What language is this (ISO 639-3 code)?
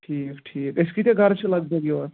kas